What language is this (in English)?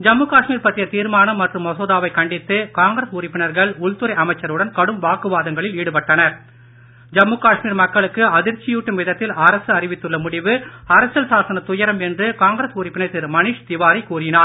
Tamil